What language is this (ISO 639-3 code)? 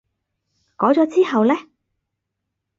yue